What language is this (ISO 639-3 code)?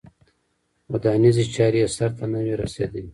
pus